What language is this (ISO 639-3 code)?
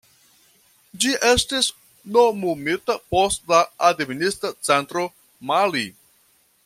epo